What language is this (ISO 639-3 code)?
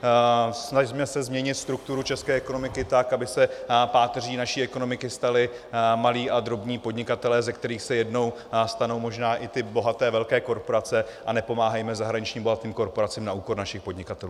ces